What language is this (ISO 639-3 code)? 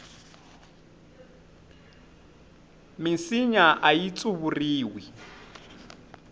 tso